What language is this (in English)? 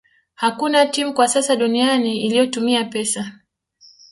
Swahili